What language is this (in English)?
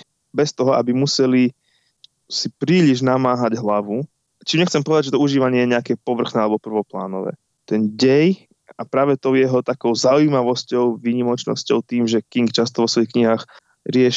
Slovak